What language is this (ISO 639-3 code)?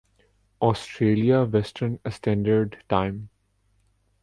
urd